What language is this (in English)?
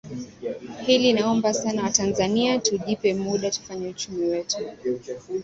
Swahili